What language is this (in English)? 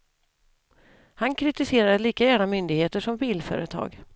Swedish